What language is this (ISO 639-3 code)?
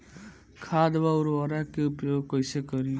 bho